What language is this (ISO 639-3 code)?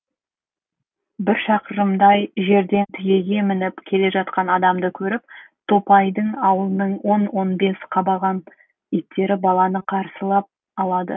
kaz